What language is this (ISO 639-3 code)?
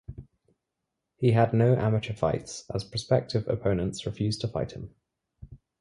eng